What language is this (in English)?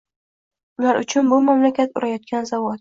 Uzbek